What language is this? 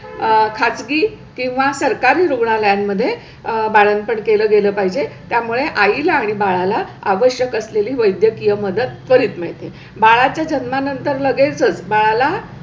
Marathi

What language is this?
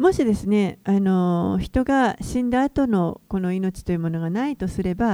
Japanese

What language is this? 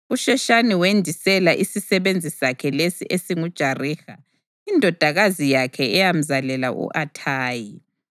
North Ndebele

